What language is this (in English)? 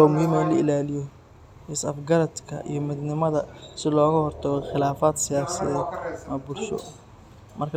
Somali